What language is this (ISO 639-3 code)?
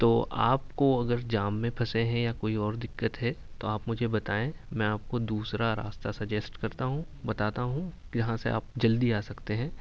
urd